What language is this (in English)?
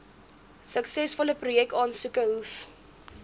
Afrikaans